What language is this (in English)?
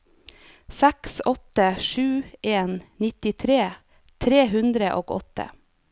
Norwegian